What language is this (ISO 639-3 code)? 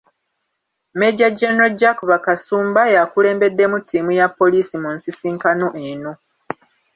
lug